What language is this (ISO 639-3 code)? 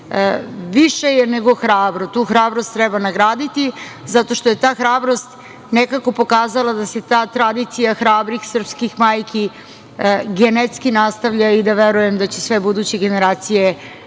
srp